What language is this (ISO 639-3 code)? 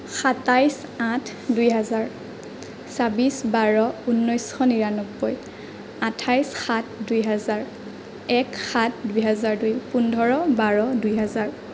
asm